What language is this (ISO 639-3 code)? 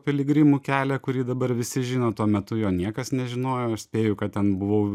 lit